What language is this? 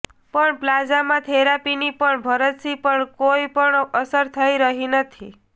Gujarati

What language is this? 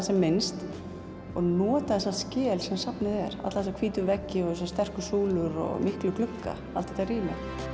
Icelandic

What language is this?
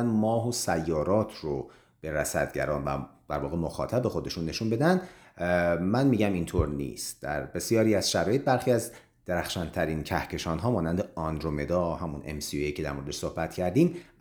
Persian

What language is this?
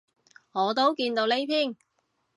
Cantonese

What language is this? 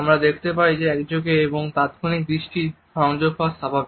Bangla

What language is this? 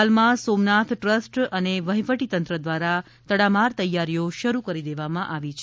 Gujarati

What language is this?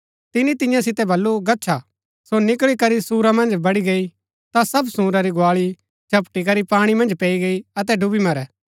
Gaddi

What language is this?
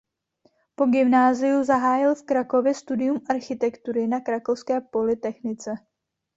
Czech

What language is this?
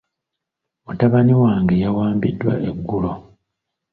Ganda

